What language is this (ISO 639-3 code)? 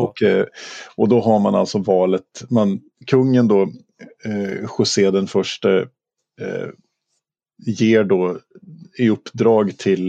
swe